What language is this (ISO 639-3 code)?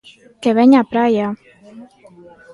glg